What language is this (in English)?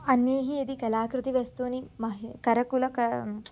Sanskrit